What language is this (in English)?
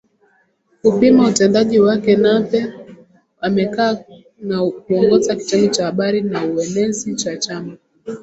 Swahili